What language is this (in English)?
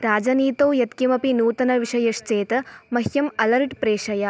Sanskrit